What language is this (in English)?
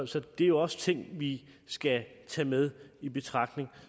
Danish